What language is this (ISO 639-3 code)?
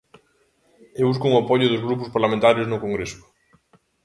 glg